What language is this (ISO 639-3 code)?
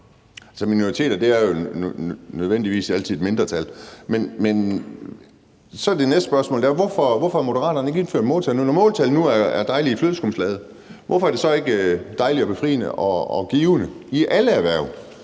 dan